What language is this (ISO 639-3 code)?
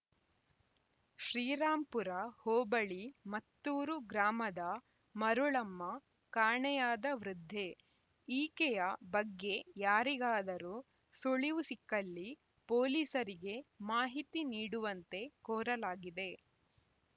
kan